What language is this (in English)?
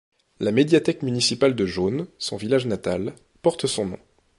French